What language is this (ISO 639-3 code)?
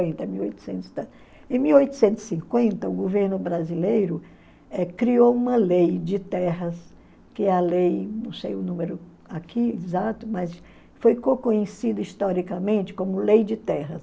por